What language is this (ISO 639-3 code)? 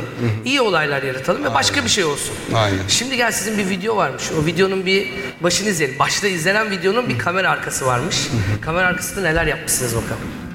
tur